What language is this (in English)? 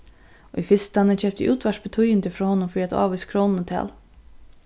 Faroese